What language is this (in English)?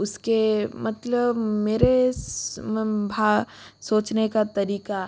Hindi